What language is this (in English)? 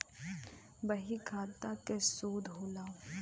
Bhojpuri